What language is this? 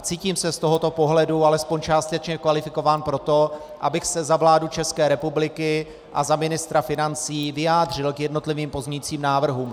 Czech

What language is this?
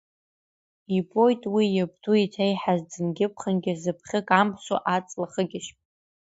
Abkhazian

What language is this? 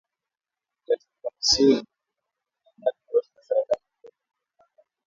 Swahili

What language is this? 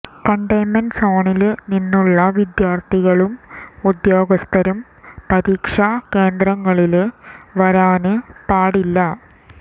Malayalam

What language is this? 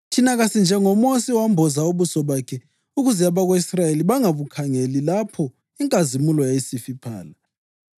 North Ndebele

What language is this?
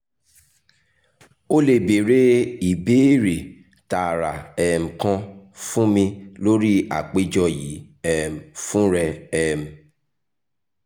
Yoruba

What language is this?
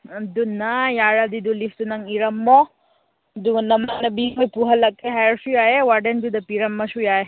Manipuri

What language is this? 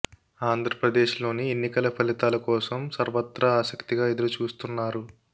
Telugu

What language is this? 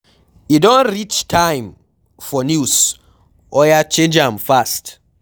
Nigerian Pidgin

